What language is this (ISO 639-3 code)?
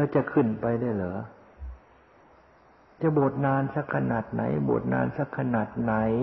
tha